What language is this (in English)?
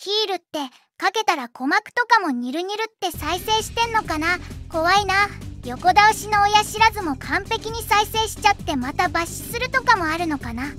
Japanese